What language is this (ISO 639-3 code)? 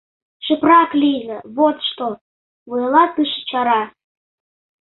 chm